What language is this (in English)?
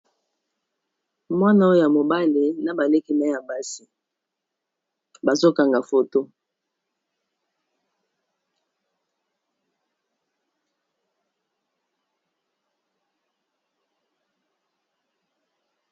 Lingala